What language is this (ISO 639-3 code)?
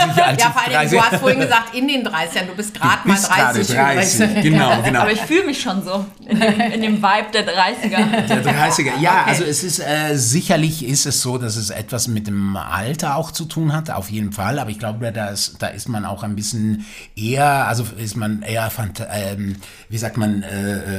deu